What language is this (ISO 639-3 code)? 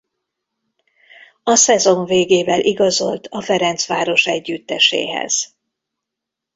hun